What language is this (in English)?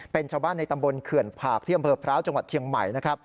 Thai